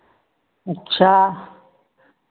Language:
Hindi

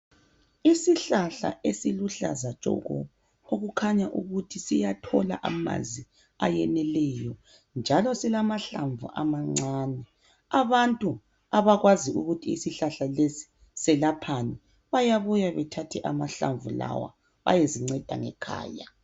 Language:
North Ndebele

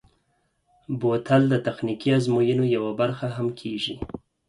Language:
Pashto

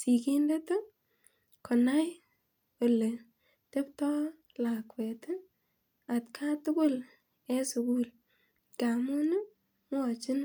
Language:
Kalenjin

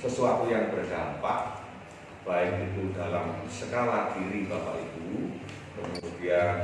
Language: Indonesian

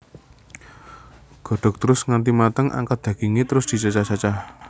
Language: Javanese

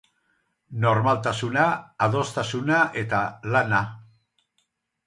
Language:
Basque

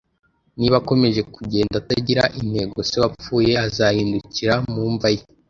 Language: Kinyarwanda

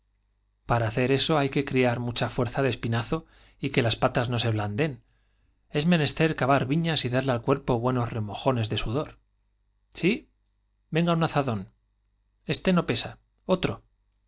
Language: Spanish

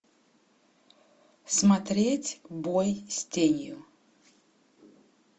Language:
Russian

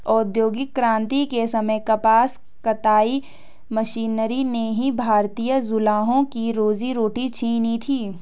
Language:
Hindi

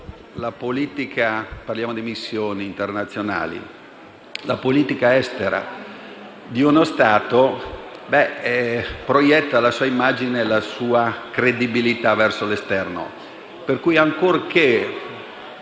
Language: Italian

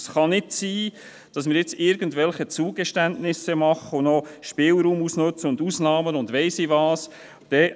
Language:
Swiss German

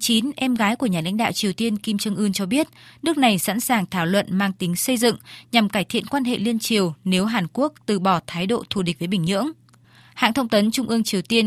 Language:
Vietnamese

